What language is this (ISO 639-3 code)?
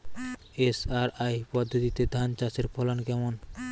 ben